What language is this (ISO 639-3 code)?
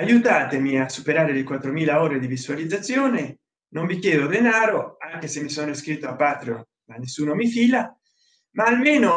ita